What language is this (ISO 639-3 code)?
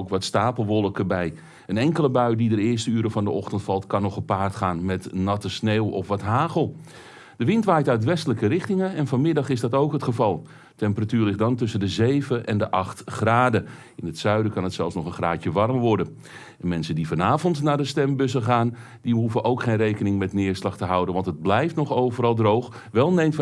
nld